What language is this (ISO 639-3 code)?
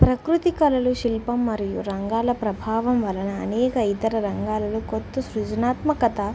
tel